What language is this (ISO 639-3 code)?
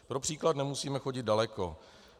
ces